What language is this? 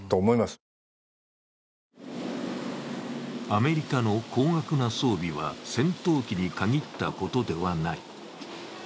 Japanese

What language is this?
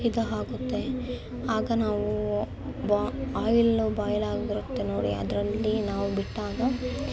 Kannada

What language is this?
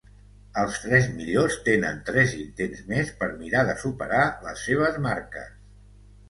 Catalan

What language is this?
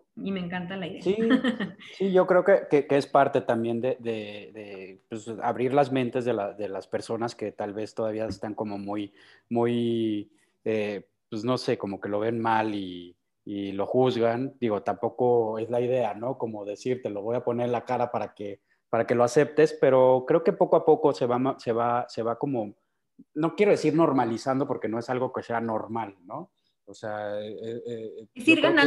Spanish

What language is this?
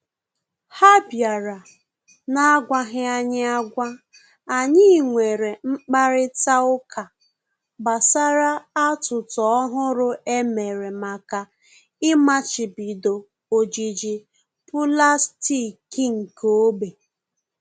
Igbo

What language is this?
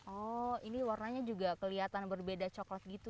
Indonesian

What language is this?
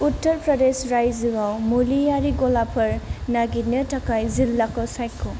Bodo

